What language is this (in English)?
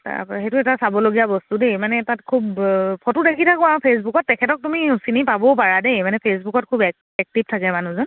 Assamese